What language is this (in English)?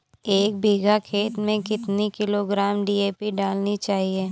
Hindi